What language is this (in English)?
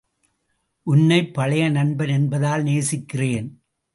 Tamil